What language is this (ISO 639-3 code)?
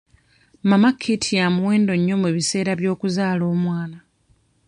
lug